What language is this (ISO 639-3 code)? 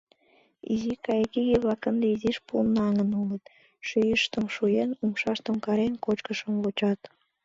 chm